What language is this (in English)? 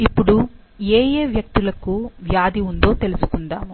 Telugu